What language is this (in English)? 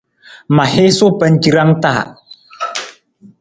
Nawdm